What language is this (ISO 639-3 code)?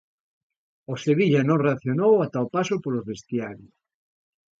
glg